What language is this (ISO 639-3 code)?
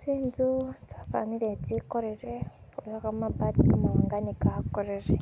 myx